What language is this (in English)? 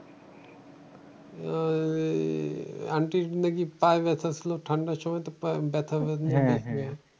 Bangla